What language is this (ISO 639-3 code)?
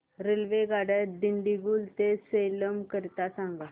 mar